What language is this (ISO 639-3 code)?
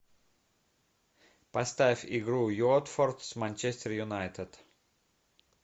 rus